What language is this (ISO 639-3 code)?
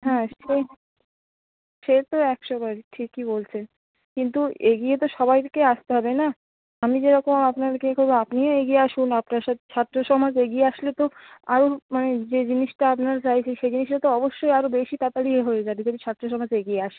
ben